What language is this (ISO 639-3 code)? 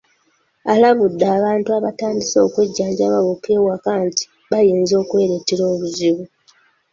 lug